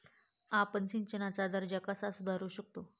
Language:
Marathi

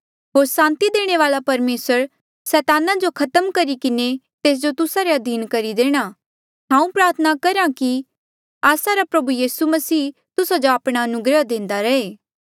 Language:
Mandeali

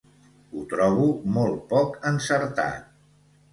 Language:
Catalan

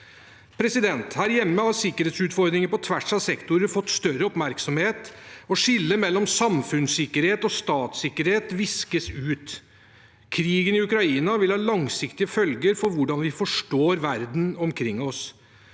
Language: Norwegian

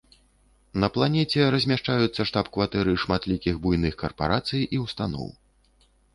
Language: Belarusian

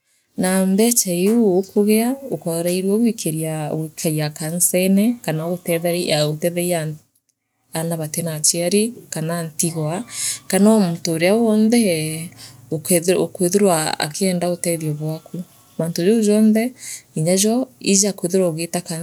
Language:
Meru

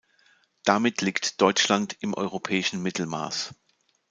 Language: German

